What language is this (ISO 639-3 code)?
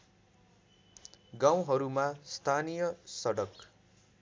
nep